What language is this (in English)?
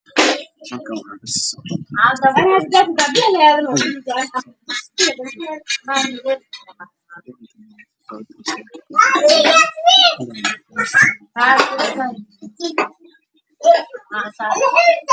Somali